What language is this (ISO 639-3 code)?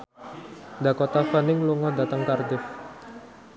jav